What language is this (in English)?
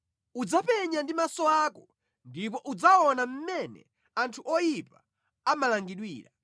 Nyanja